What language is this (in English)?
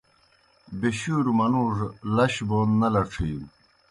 Kohistani Shina